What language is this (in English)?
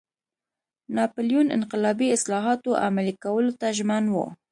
Pashto